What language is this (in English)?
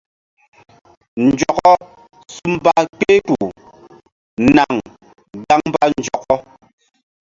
Mbum